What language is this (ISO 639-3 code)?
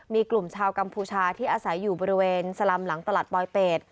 tha